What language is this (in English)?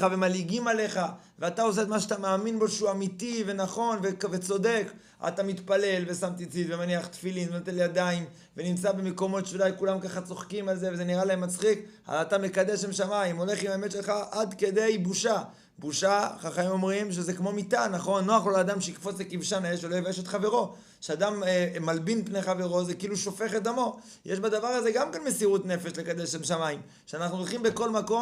Hebrew